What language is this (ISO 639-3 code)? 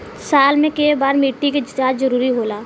bho